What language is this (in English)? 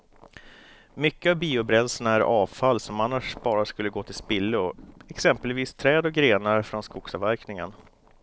Swedish